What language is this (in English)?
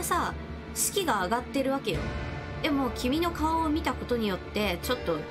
Japanese